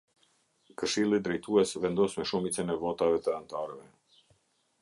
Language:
Albanian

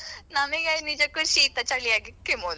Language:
Kannada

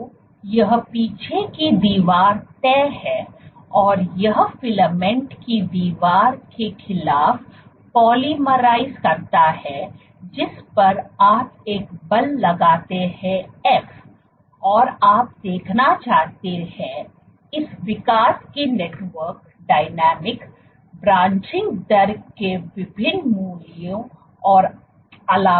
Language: Hindi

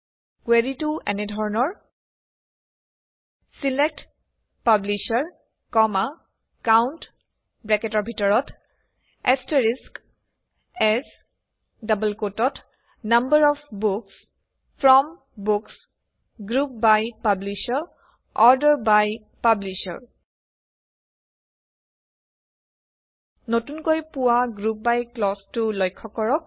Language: Assamese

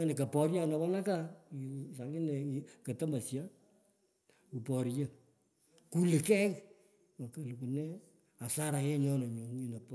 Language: Pökoot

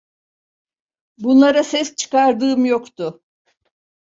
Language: Turkish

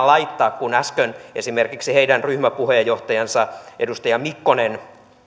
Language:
Finnish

